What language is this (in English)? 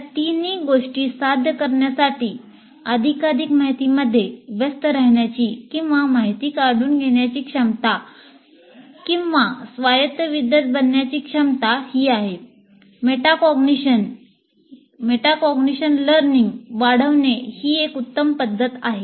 Marathi